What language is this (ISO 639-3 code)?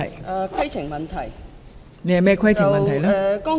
yue